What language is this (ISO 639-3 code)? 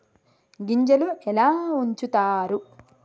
tel